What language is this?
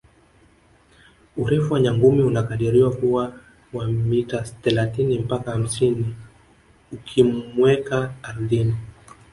Swahili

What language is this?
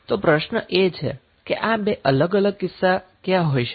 Gujarati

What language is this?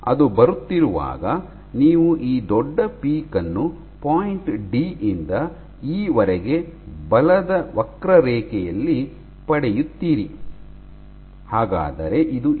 Kannada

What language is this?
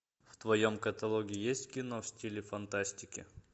Russian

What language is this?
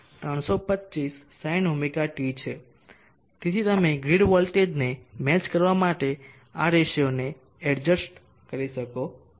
Gujarati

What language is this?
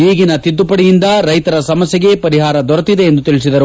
Kannada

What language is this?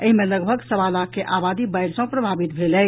Maithili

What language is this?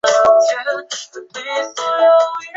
Chinese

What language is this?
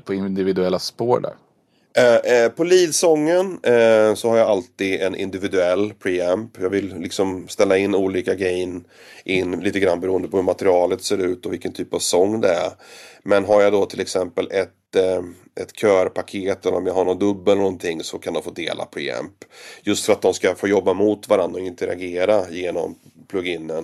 Swedish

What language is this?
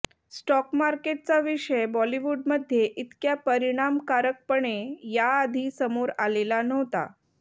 Marathi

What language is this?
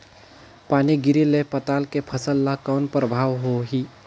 Chhattisgarhi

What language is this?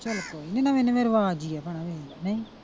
Punjabi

